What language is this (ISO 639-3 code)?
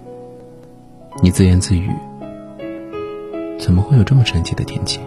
zho